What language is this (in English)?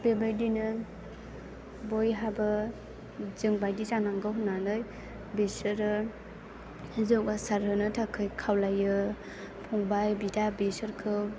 Bodo